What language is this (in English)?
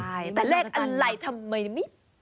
Thai